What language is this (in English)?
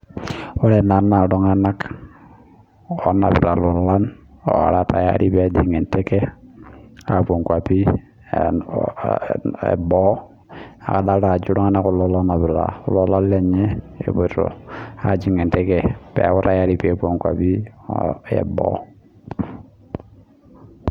Masai